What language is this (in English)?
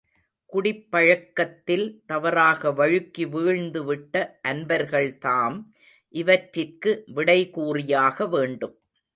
Tamil